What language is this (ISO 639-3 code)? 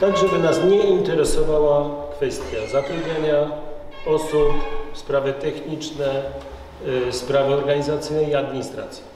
pol